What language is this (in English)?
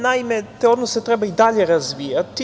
Serbian